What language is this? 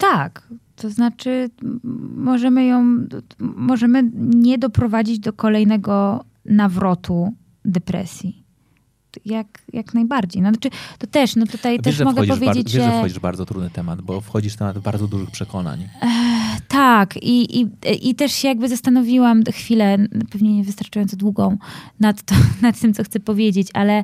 Polish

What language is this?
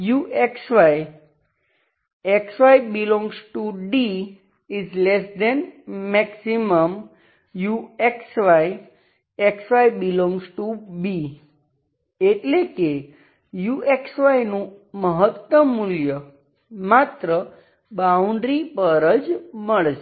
Gujarati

